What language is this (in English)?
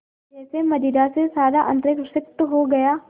Hindi